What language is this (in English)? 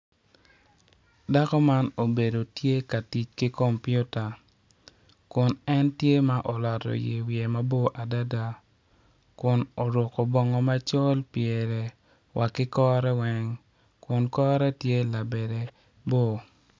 Acoli